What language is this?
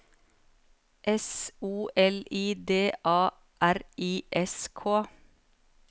Norwegian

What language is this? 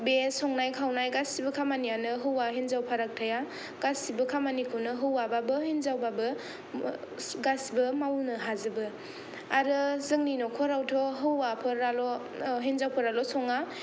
Bodo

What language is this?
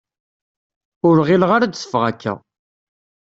Kabyle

